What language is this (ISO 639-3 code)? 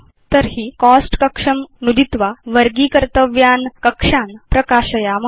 san